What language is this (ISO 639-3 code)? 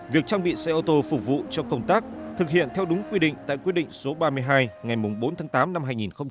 vie